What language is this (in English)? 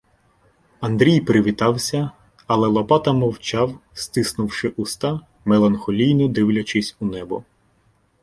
Ukrainian